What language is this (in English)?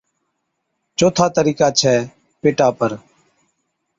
Od